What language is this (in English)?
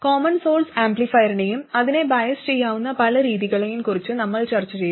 Malayalam